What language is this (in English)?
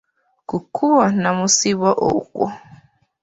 Ganda